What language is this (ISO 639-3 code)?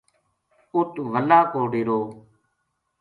gju